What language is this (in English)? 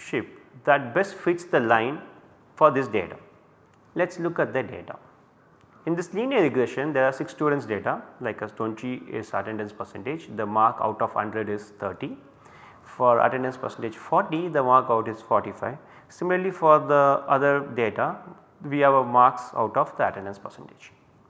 English